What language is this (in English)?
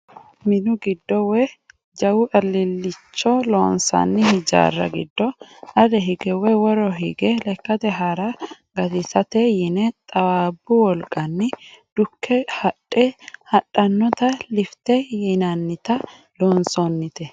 Sidamo